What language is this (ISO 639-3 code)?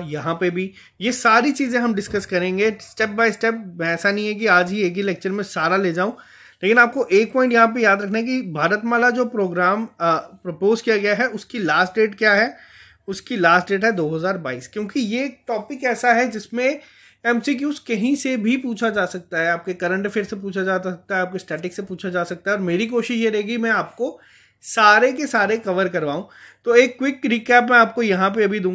hin